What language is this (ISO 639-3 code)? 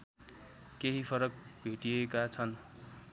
nep